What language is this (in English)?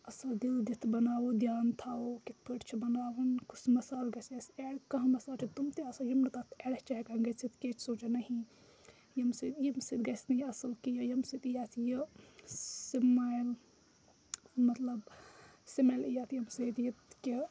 Kashmiri